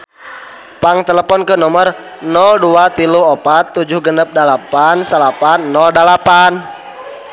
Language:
Sundanese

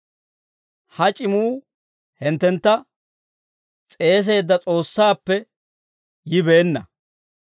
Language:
Dawro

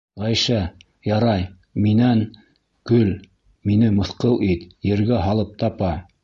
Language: Bashkir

